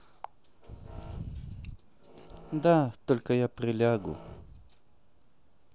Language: Russian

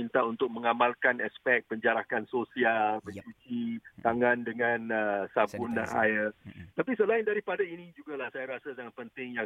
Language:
Malay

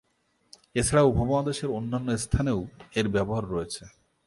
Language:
Bangla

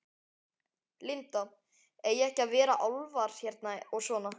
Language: Icelandic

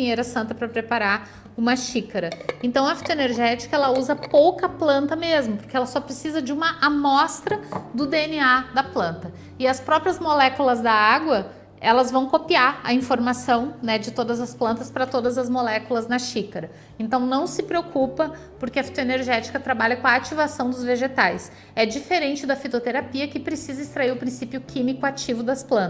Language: Portuguese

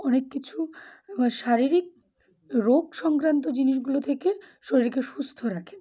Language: Bangla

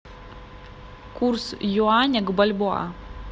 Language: Russian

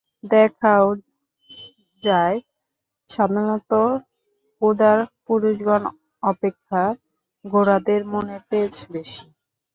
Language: Bangla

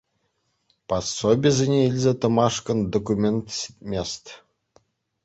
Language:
Chuvash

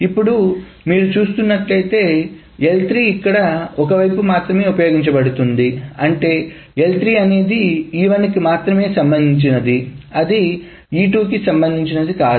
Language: Telugu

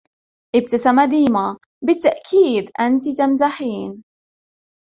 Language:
Arabic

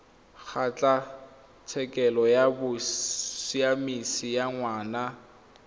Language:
Tswana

